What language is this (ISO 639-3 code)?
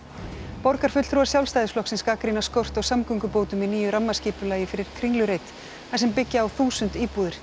isl